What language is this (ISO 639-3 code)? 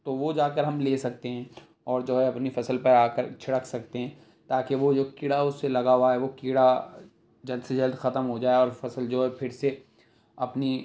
urd